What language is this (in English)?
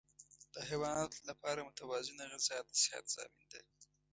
Pashto